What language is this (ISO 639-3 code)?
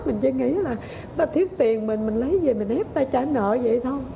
vie